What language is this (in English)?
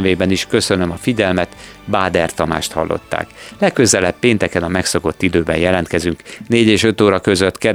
Hungarian